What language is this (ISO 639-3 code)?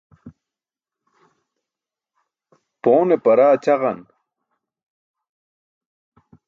bsk